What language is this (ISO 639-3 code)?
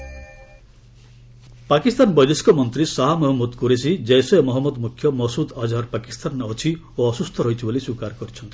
ori